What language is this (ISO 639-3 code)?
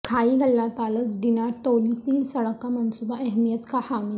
urd